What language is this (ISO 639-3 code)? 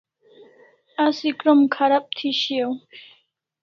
kls